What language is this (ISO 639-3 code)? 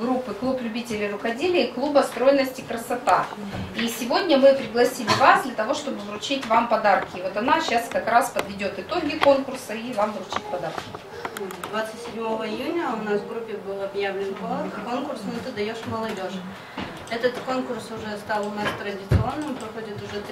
rus